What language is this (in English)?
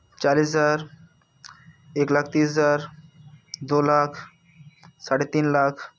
Hindi